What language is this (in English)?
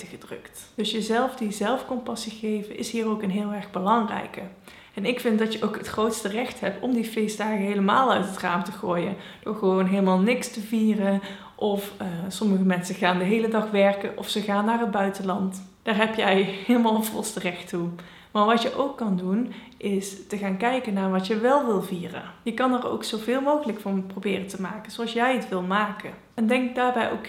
Dutch